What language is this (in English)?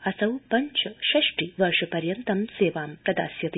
Sanskrit